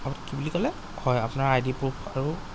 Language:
Assamese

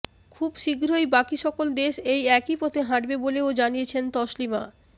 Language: Bangla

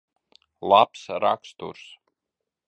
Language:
Latvian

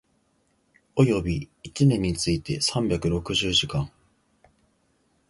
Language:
Japanese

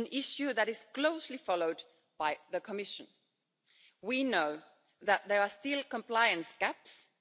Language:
English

